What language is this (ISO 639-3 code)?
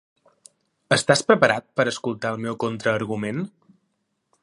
cat